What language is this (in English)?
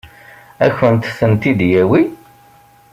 Kabyle